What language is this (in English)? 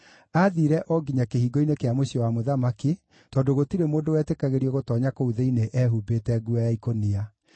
Kikuyu